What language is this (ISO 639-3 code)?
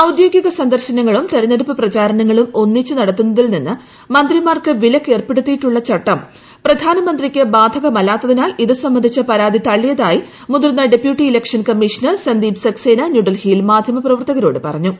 mal